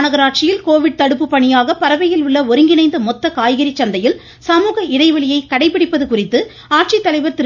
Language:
Tamil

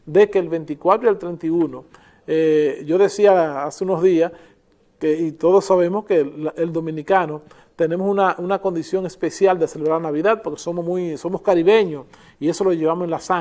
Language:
Spanish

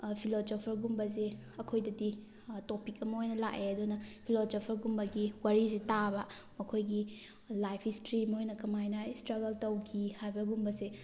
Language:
Manipuri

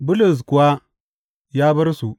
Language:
Hausa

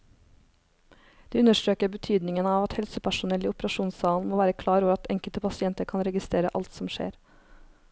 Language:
Norwegian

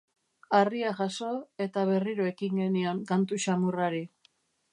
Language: Basque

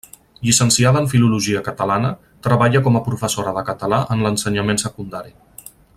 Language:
Catalan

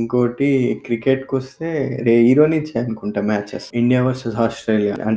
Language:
Telugu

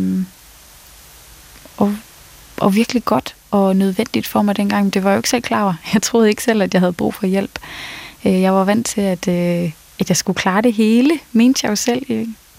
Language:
Danish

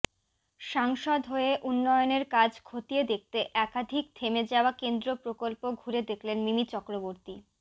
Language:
Bangla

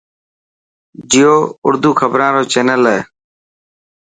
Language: Dhatki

